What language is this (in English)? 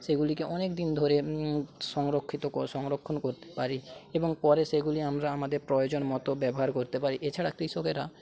Bangla